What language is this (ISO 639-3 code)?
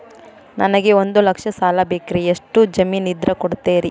kan